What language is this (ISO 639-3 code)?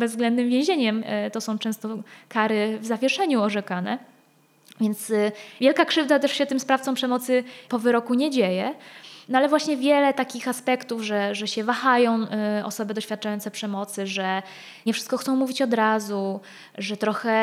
pol